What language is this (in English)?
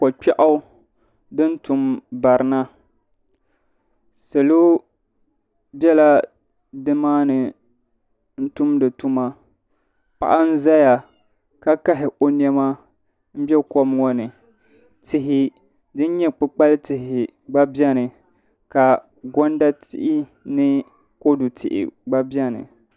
Dagbani